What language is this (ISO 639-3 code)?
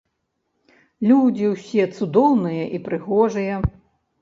bel